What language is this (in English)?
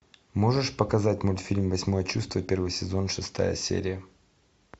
Russian